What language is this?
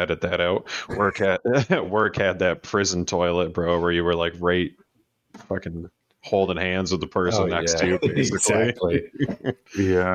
English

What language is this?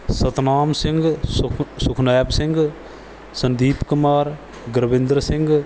Punjabi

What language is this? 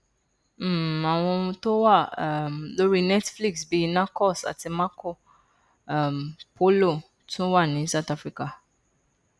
Yoruba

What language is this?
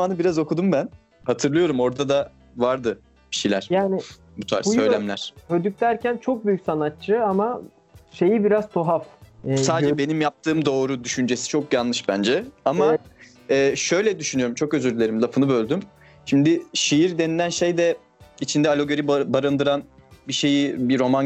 Turkish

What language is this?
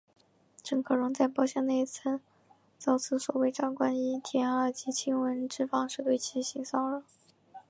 Chinese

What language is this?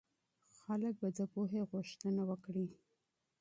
Pashto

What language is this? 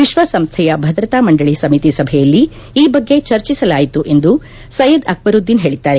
Kannada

